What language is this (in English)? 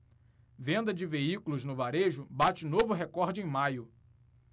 Portuguese